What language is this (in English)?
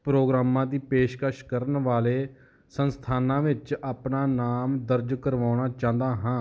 Punjabi